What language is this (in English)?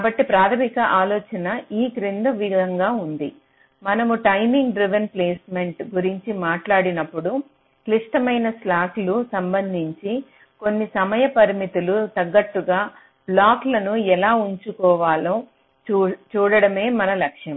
Telugu